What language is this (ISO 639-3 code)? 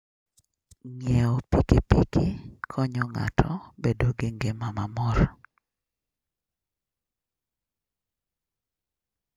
luo